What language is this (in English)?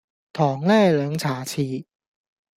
Cantonese